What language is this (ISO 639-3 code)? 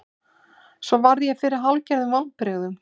isl